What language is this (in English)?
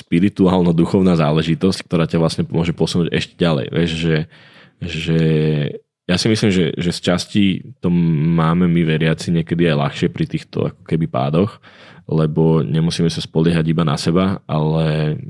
Slovak